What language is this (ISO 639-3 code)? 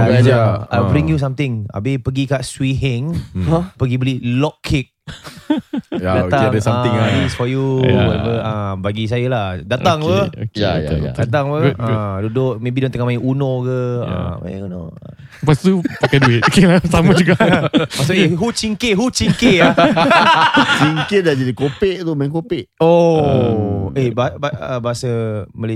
msa